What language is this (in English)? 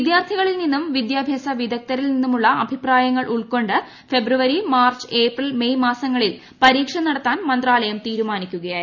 Malayalam